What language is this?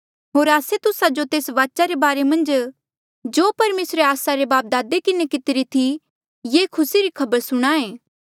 Mandeali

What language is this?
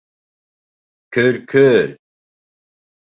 Bashkir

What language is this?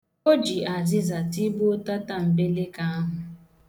Igbo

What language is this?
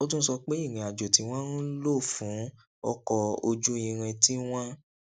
Yoruba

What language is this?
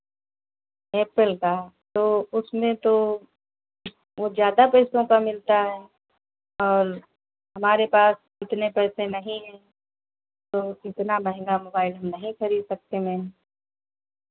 Hindi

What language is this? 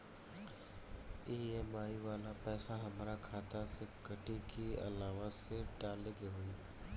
Bhojpuri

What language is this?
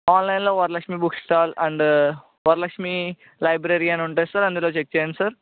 Telugu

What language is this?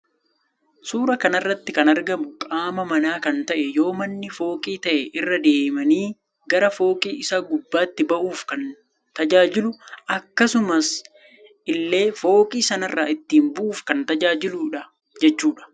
Oromo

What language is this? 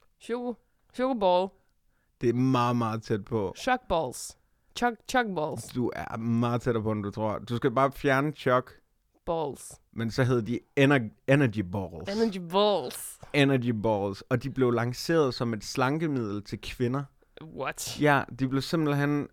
Danish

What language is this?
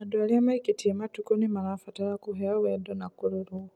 Kikuyu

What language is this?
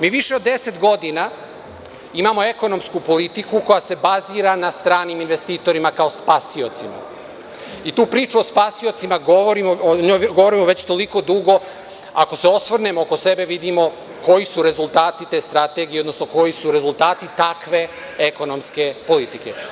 Serbian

